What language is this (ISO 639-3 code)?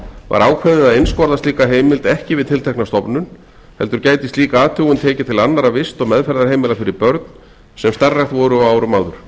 isl